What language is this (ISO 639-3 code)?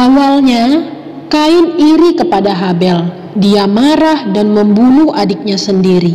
ind